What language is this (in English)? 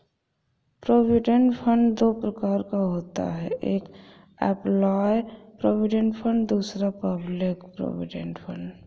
Hindi